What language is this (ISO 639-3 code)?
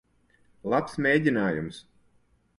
lav